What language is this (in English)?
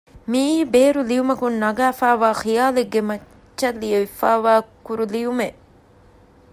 Divehi